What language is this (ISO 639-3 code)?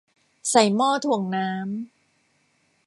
tha